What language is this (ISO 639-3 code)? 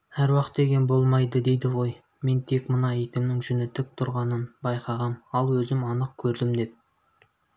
kaz